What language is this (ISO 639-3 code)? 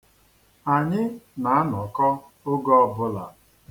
ibo